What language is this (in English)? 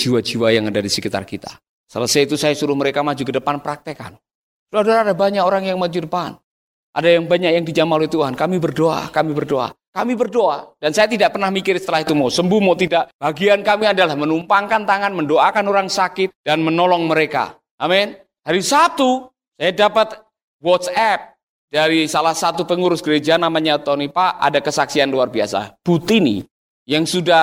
Indonesian